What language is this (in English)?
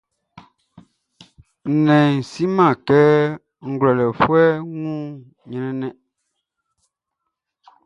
Baoulé